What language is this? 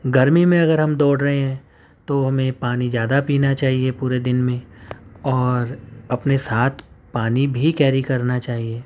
Urdu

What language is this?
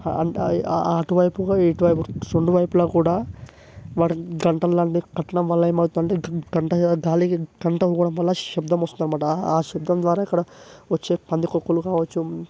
Telugu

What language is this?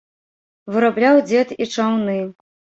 Belarusian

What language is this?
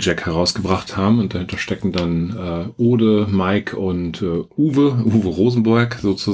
German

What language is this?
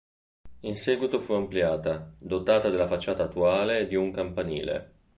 Italian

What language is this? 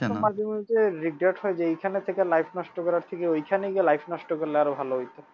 Bangla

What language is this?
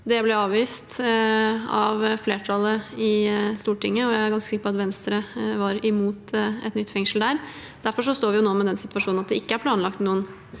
Norwegian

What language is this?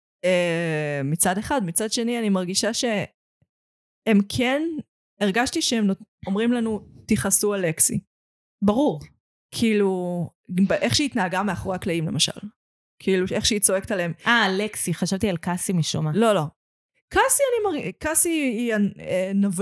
Hebrew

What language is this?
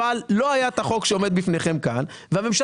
Hebrew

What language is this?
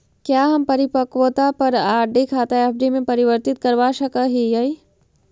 Magahi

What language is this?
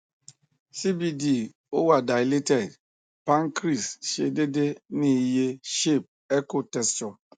Yoruba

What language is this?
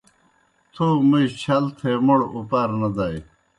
Kohistani Shina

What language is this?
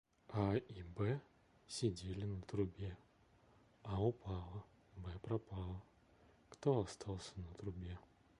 Russian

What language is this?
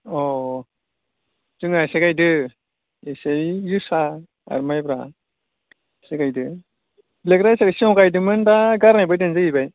Bodo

